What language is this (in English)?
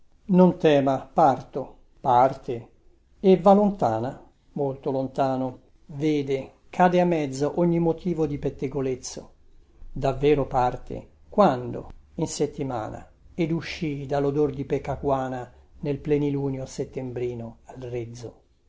Italian